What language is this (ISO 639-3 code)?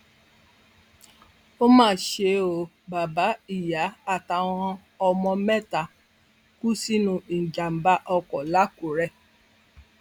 yor